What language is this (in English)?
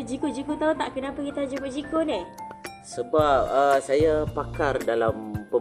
Malay